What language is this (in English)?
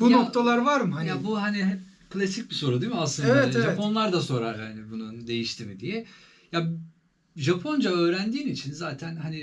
Turkish